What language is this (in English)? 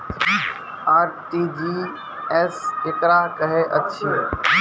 Maithili